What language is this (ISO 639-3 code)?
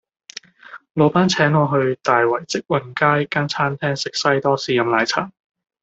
yue